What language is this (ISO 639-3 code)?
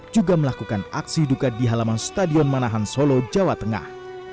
ind